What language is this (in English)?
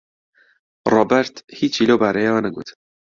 Central Kurdish